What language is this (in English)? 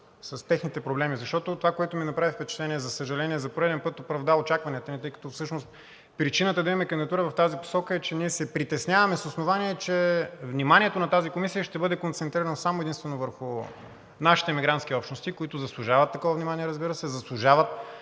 Bulgarian